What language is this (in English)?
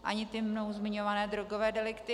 Czech